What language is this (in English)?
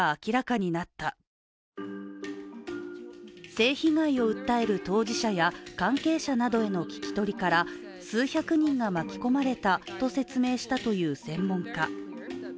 Japanese